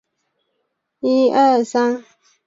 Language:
Chinese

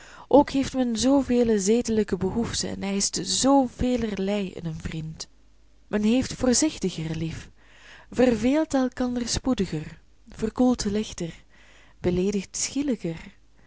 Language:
Dutch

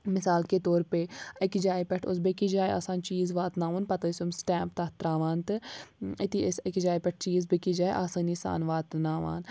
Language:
Kashmiri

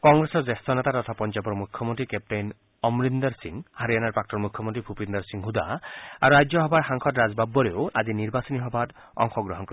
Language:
Assamese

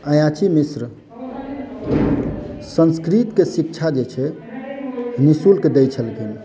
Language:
Maithili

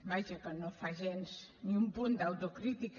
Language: Catalan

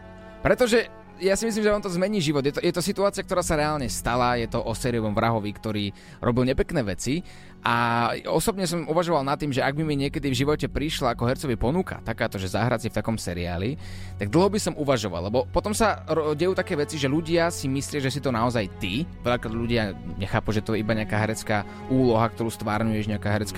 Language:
Slovak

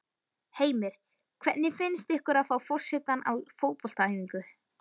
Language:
Icelandic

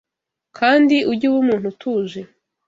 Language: Kinyarwanda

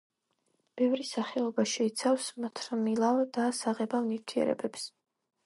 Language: Georgian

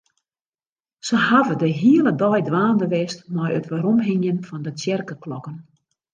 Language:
Western Frisian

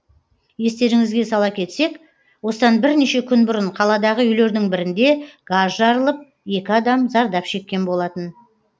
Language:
Kazakh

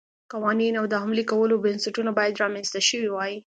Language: Pashto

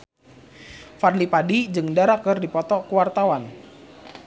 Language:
Sundanese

